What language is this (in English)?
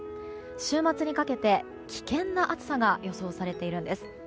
Japanese